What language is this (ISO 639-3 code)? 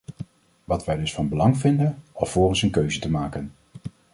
nld